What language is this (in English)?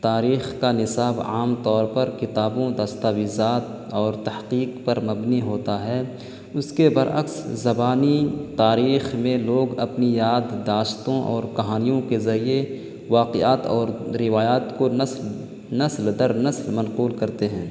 Urdu